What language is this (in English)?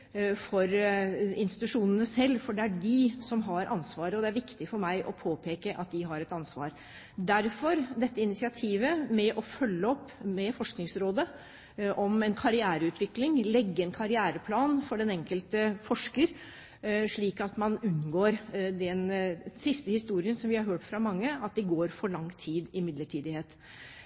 Norwegian Bokmål